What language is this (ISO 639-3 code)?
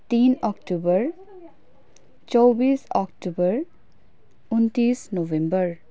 nep